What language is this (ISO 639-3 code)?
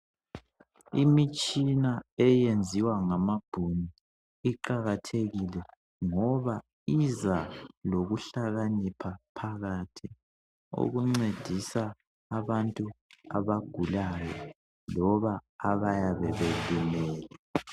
nde